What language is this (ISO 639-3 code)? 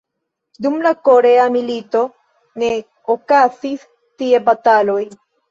epo